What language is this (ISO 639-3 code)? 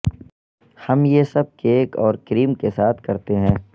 urd